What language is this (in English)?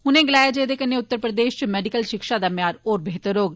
Dogri